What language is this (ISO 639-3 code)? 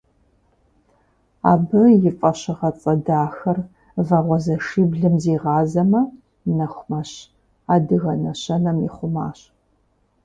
kbd